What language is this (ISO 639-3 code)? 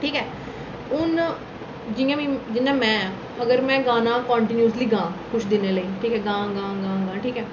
doi